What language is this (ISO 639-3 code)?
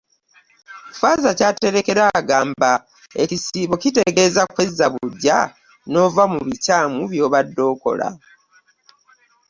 lug